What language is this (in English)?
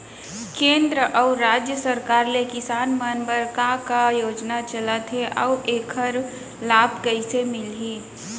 Chhattisgarhi